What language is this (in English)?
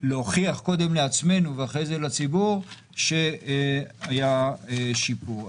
Hebrew